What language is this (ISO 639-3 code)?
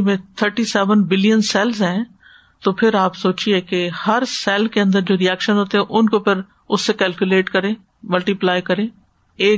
urd